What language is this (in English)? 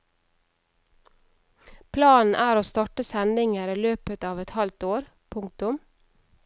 Norwegian